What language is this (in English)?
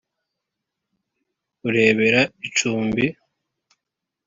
Kinyarwanda